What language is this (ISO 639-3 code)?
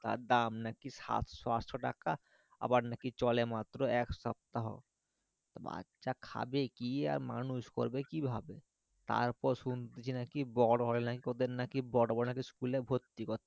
ben